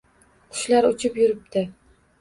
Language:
Uzbek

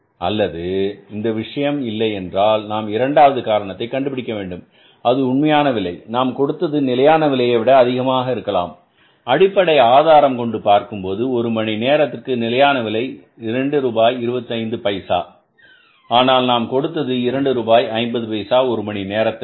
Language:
Tamil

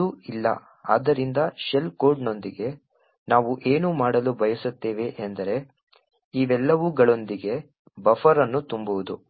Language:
Kannada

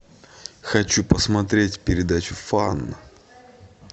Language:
Russian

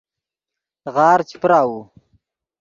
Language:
Yidgha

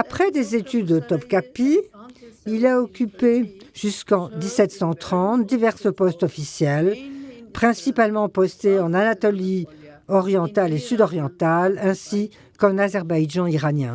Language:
French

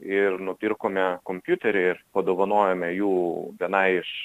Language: Lithuanian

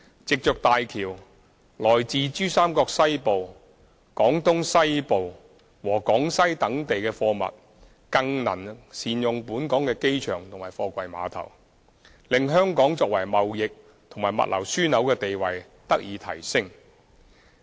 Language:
Cantonese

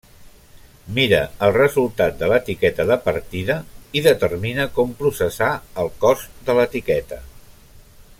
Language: Catalan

